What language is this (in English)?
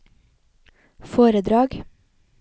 Norwegian